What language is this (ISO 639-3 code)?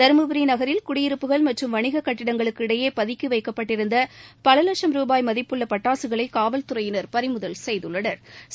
tam